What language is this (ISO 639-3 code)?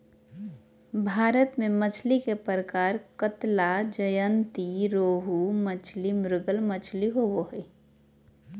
mag